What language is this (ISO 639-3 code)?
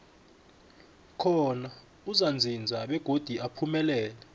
nbl